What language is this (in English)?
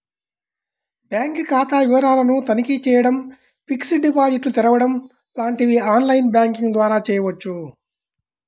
Telugu